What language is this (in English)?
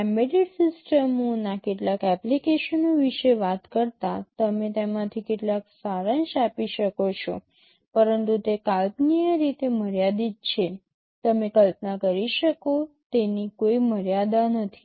Gujarati